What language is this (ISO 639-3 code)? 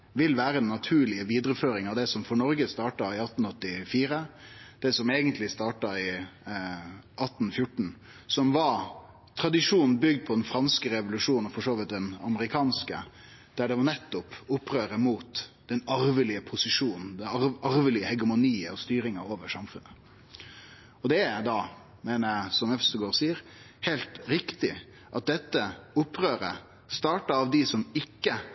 nno